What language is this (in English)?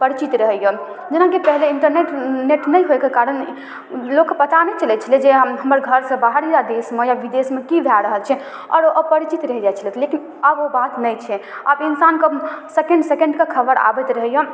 Maithili